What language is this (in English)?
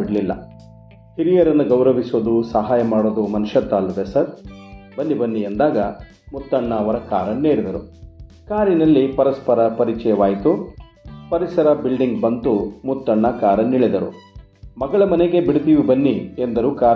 Kannada